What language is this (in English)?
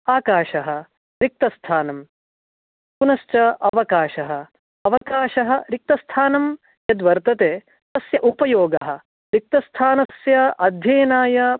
Sanskrit